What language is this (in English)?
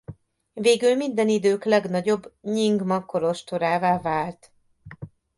Hungarian